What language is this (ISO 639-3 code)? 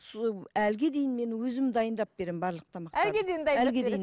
kaz